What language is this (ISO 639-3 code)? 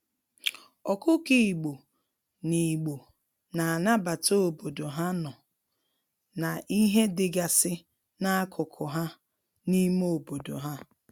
ibo